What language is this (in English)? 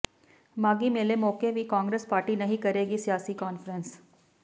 Punjabi